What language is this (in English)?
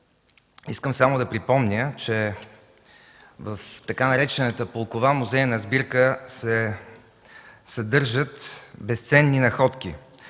Bulgarian